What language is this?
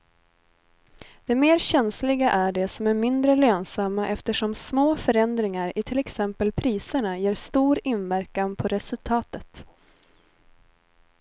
Swedish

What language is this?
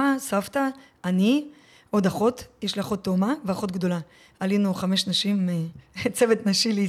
Hebrew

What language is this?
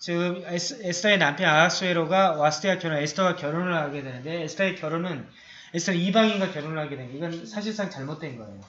Korean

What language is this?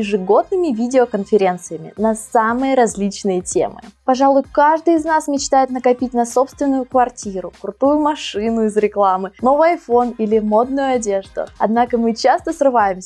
Russian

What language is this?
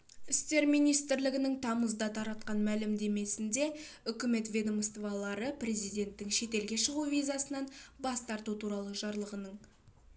Kazakh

